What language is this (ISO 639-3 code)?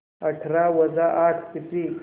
mar